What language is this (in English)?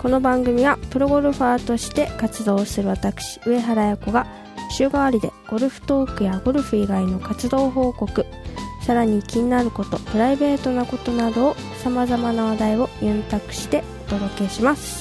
Japanese